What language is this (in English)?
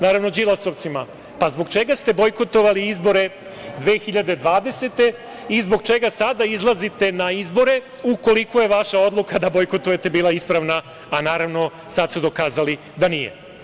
Serbian